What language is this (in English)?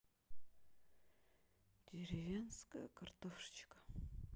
Russian